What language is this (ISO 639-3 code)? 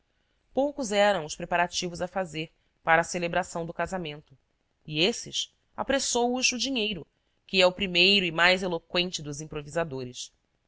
por